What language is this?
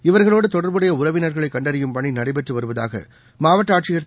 Tamil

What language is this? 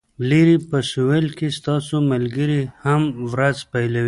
Pashto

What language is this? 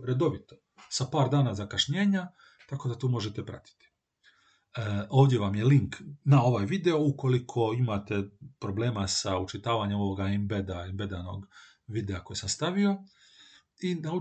Croatian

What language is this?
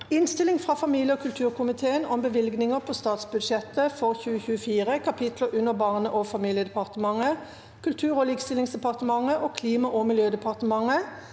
Norwegian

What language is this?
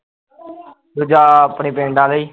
Punjabi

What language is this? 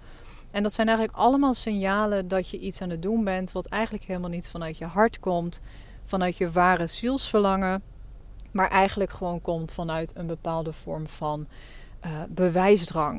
Dutch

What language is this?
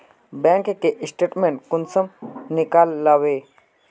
Magahi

